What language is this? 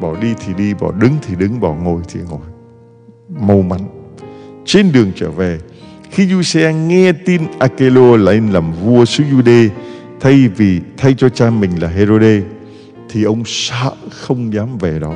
Vietnamese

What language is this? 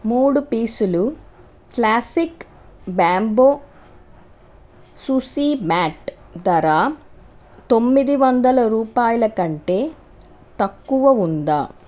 Telugu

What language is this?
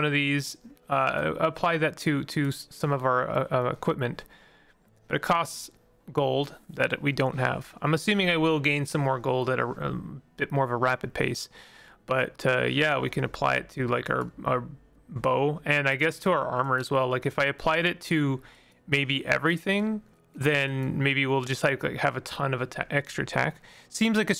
English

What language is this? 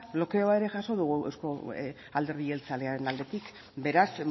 Basque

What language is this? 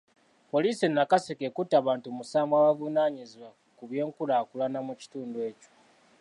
Ganda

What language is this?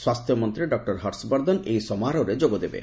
Odia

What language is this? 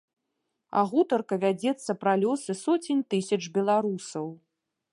Belarusian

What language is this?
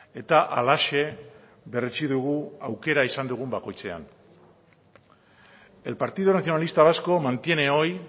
Basque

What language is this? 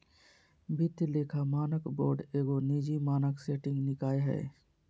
Magahi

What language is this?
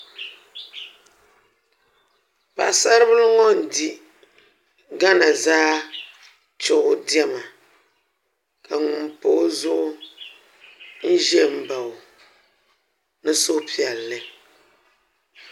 Dagbani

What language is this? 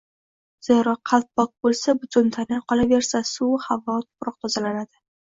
Uzbek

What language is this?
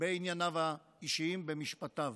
Hebrew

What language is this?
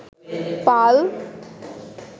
Bangla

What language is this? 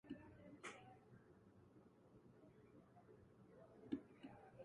Latvian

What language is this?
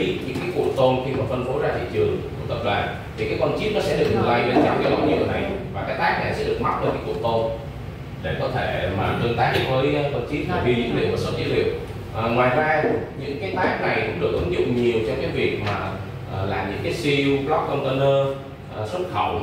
Vietnamese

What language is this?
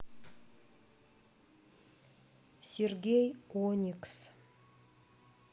Russian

